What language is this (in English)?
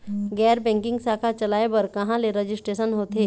Chhattisgarhi